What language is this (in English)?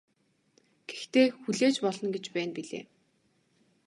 Mongolian